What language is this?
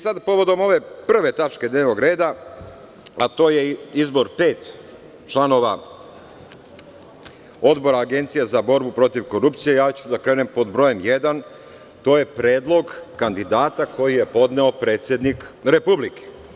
Serbian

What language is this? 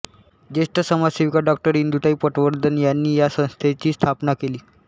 Marathi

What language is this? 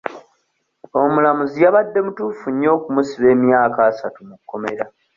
Ganda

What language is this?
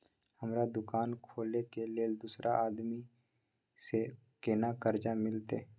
Maithili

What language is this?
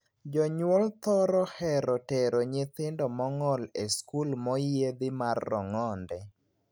Luo (Kenya and Tanzania)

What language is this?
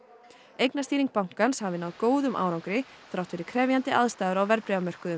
Icelandic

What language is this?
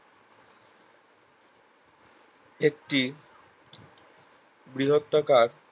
Bangla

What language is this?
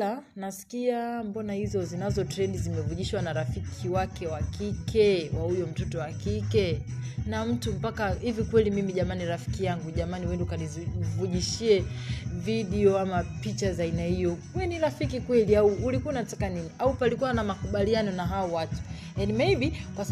Swahili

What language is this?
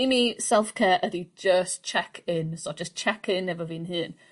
Welsh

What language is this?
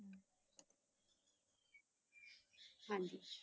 Punjabi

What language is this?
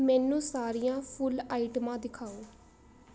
Punjabi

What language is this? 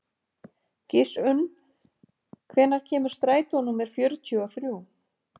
Icelandic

